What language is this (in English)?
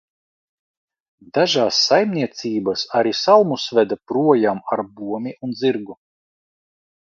Latvian